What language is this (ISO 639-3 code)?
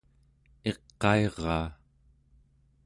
esu